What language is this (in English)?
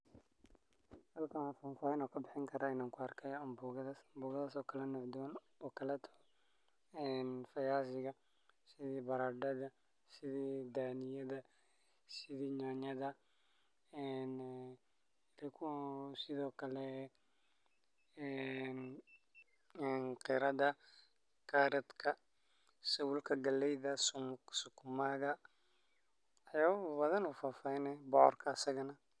Somali